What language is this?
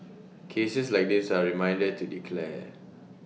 English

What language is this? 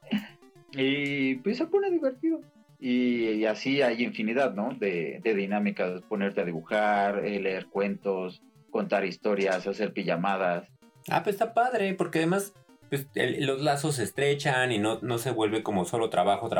Spanish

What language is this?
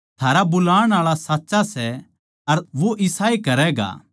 Haryanvi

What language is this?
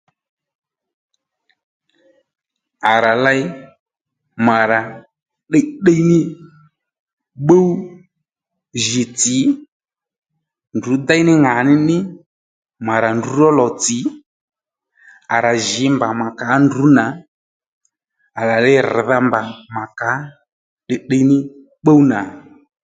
Lendu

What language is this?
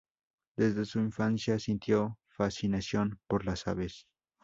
Spanish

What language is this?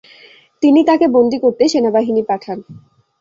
Bangla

